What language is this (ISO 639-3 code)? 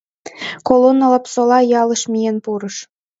chm